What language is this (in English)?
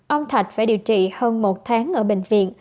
Vietnamese